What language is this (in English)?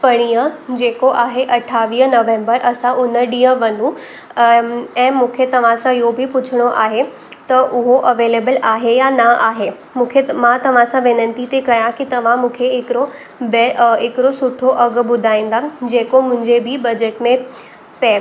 Sindhi